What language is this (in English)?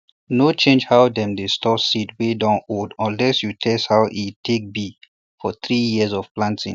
Nigerian Pidgin